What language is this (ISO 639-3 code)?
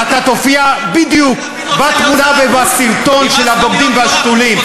heb